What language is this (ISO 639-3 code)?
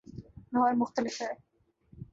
urd